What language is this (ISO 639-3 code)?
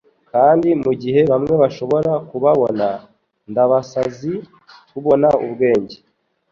kin